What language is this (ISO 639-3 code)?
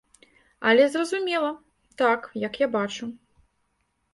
bel